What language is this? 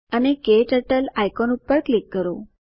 Gujarati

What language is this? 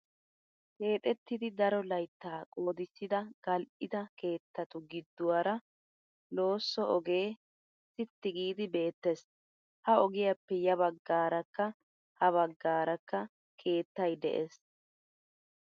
Wolaytta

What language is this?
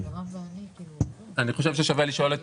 Hebrew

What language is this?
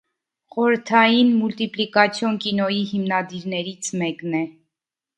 Armenian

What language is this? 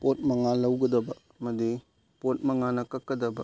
Manipuri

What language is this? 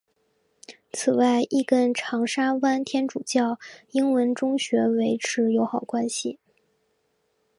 Chinese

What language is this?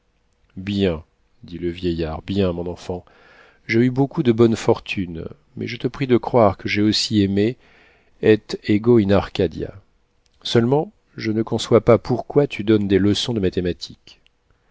French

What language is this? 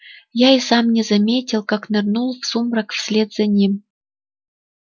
Russian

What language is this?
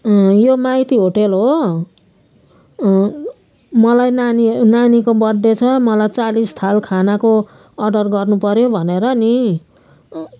Nepali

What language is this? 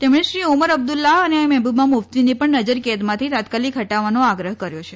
Gujarati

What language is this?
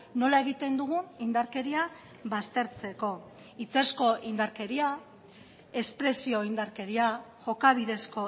Basque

